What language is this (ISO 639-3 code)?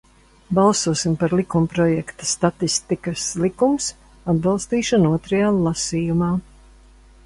lav